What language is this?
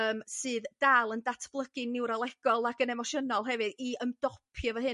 Welsh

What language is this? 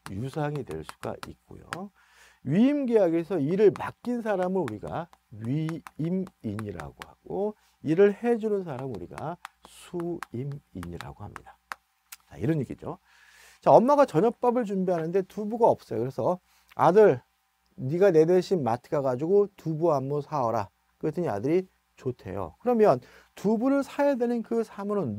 Korean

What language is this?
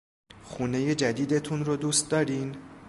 Persian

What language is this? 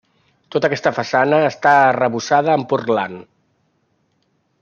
Catalan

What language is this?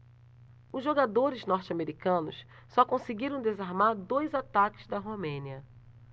Portuguese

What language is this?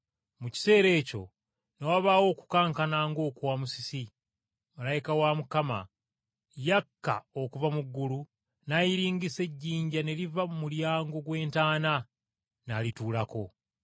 Ganda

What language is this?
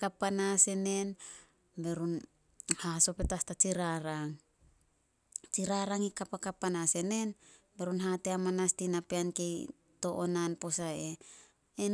Solos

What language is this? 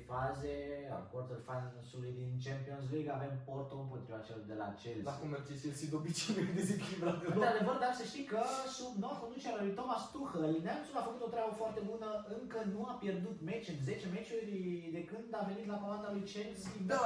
Romanian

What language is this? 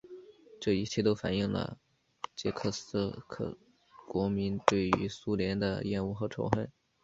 Chinese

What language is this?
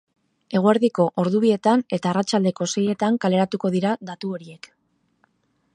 Basque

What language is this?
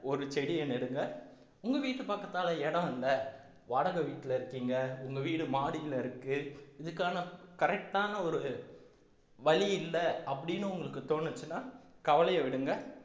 Tamil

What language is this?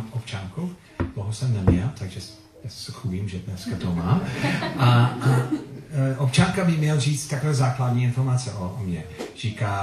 Czech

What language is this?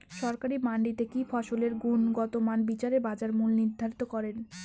Bangla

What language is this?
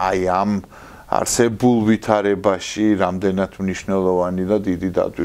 Romanian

